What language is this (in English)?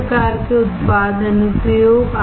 Hindi